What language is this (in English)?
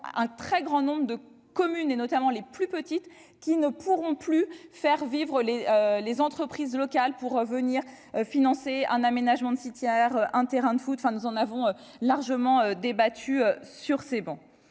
French